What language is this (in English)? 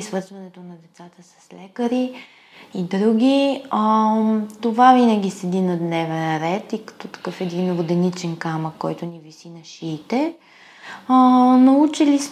Bulgarian